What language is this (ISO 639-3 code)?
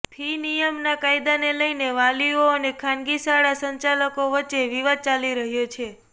guj